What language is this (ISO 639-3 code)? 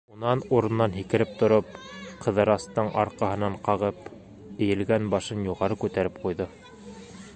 bak